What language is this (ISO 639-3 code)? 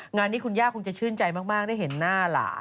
tha